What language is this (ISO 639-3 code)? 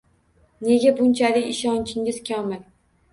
uzb